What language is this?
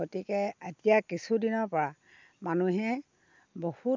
Assamese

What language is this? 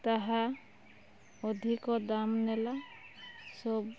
Odia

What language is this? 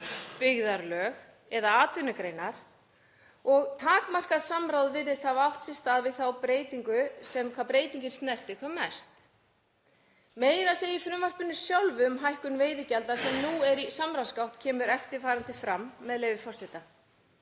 Icelandic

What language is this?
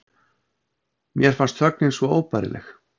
Icelandic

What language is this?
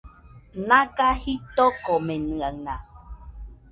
Nüpode Huitoto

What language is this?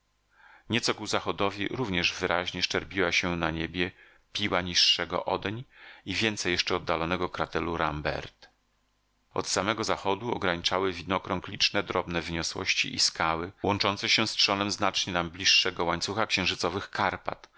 Polish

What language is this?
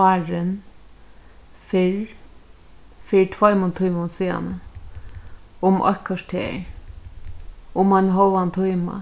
Faroese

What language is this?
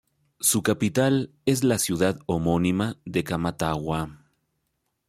Spanish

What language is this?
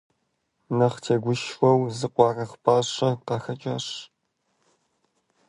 Kabardian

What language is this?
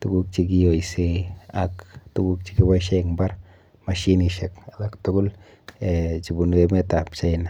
Kalenjin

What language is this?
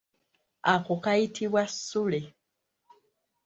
Ganda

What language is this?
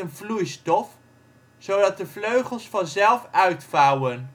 Dutch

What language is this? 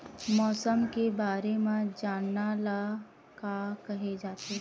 Chhattisgarhi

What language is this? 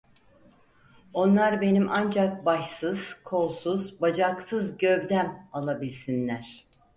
Turkish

